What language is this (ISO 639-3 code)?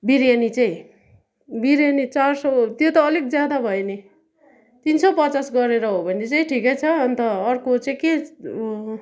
nep